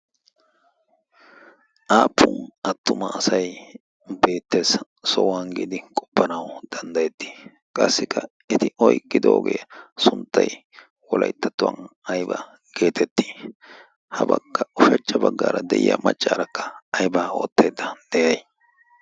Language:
Wolaytta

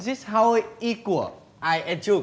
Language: Vietnamese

